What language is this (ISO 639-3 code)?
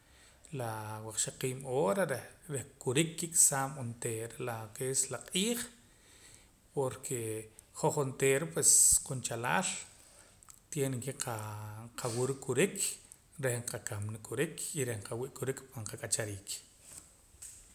poc